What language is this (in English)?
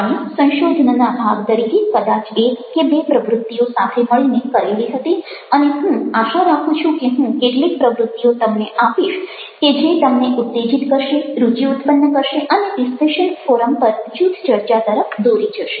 Gujarati